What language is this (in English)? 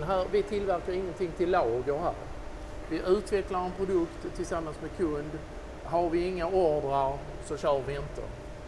Swedish